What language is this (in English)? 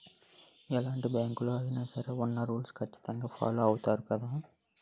Telugu